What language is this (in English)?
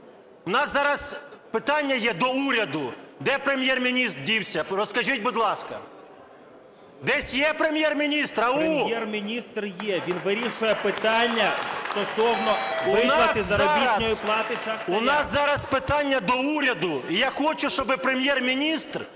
Ukrainian